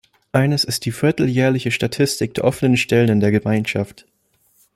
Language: German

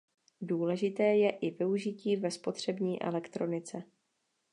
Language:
Czech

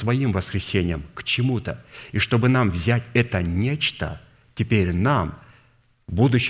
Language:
Russian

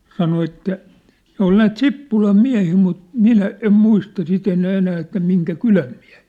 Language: Finnish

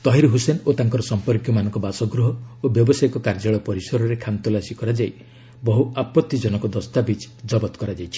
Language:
Odia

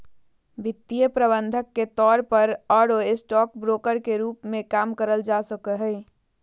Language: Magahi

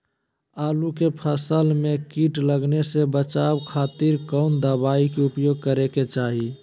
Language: Magahi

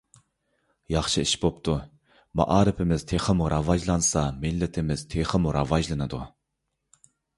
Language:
Uyghur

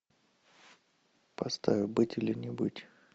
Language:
Russian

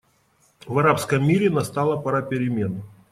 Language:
Russian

